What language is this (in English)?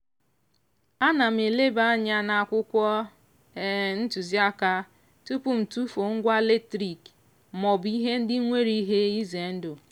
Igbo